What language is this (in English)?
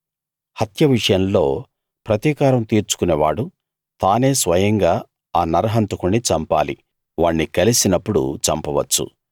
Telugu